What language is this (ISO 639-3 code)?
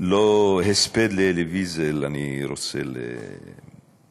heb